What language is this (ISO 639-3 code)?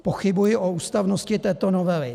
ces